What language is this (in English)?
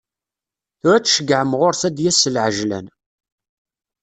Kabyle